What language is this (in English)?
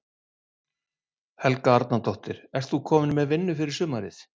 Icelandic